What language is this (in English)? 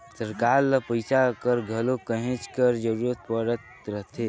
Chhattisgarhi